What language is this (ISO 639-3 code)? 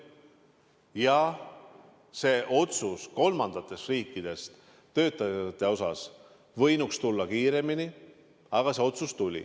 est